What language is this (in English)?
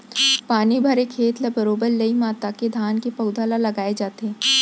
Chhattisgarhi